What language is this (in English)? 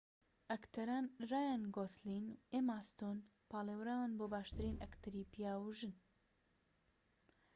Central Kurdish